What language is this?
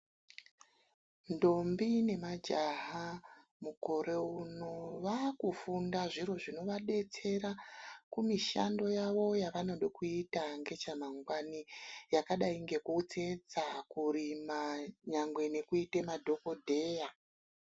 Ndau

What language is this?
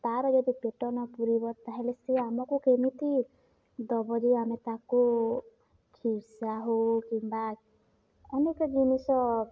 Odia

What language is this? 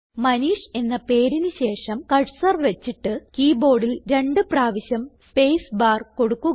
Malayalam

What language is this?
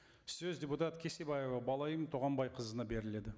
Kazakh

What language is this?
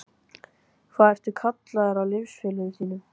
Icelandic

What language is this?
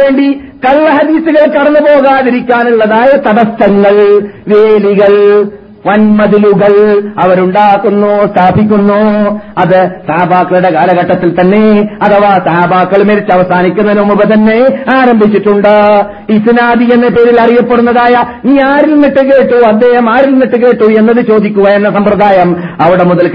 Malayalam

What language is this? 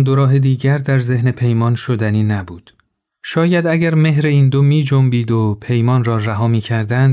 Persian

